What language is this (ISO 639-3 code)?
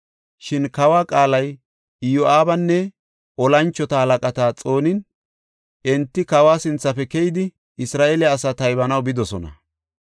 gof